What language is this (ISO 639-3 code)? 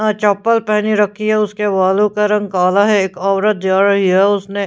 hin